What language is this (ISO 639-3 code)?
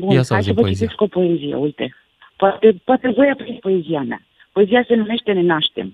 ron